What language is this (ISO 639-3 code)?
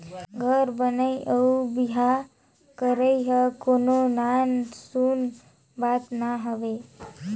hne